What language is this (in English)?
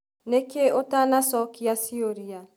Kikuyu